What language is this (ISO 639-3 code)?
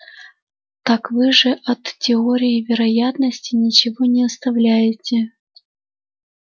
rus